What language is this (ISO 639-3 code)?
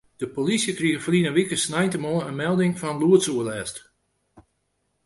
fry